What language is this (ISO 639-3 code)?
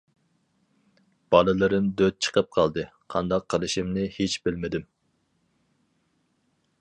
uig